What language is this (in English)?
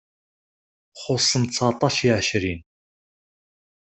Kabyle